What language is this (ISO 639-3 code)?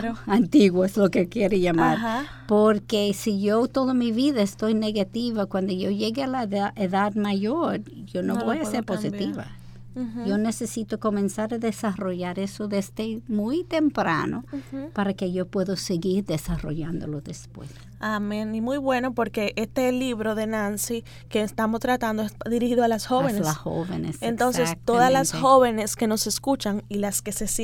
spa